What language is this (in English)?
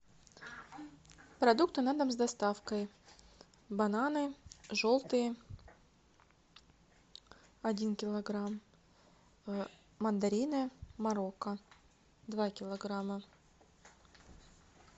Russian